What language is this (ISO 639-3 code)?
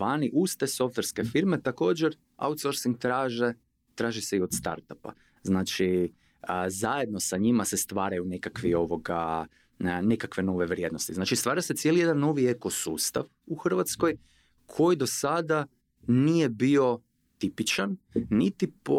hrv